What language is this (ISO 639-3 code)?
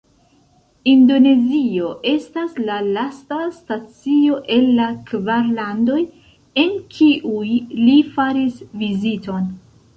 epo